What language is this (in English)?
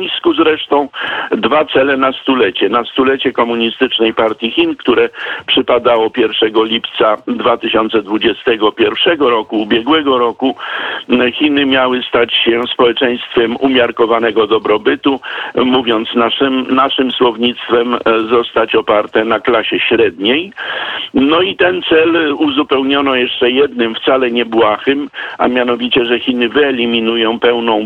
Polish